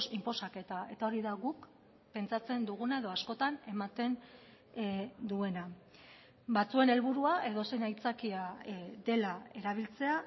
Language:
Basque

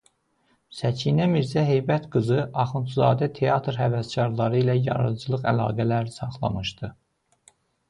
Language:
Azerbaijani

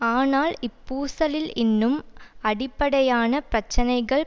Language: Tamil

